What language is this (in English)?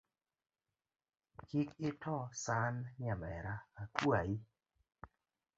Luo (Kenya and Tanzania)